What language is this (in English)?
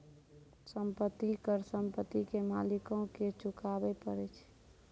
Maithili